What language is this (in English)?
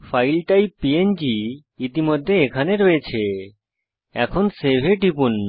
Bangla